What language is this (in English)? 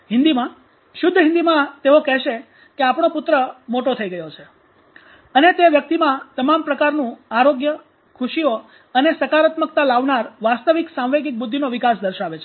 Gujarati